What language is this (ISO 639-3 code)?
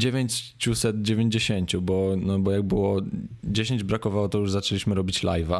pol